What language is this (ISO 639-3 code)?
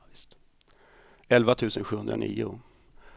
swe